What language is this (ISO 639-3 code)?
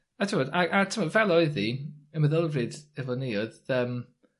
cym